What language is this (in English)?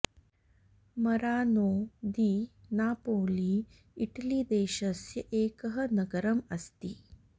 Sanskrit